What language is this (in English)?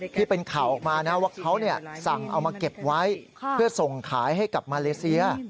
Thai